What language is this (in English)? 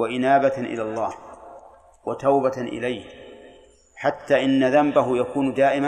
Arabic